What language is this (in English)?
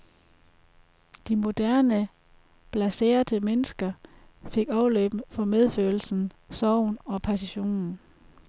Danish